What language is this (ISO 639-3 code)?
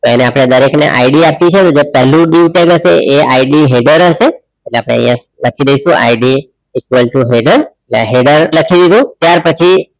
guj